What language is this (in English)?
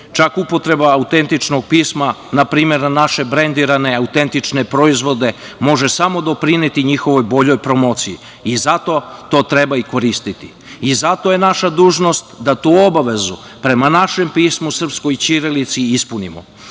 Serbian